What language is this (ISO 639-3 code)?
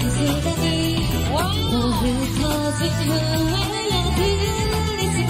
kor